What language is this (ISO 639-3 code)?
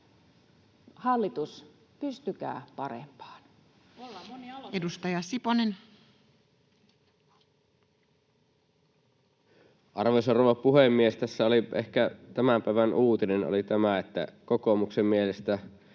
fin